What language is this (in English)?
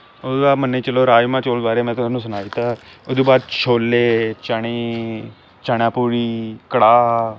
Dogri